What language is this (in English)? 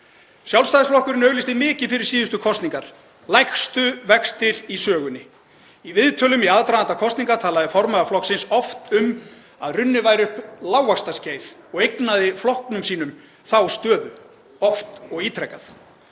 Icelandic